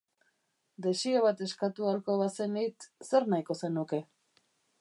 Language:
Basque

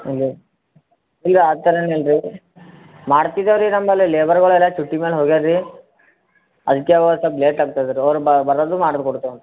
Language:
Kannada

